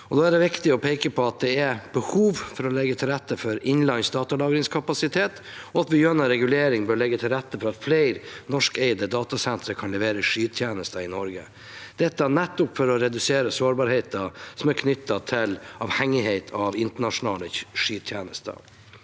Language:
Norwegian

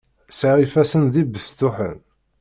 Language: Kabyle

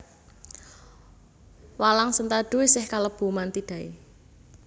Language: Javanese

